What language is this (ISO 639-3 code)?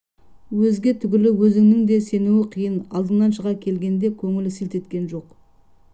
kaz